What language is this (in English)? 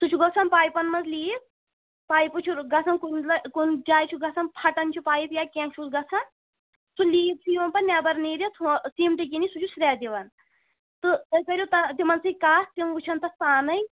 Kashmiri